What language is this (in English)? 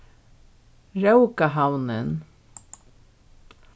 Faroese